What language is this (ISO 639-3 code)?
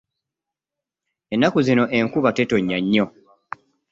lug